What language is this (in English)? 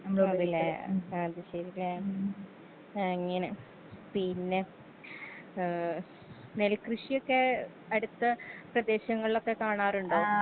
Malayalam